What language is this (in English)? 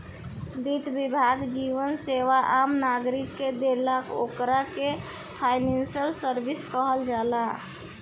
Bhojpuri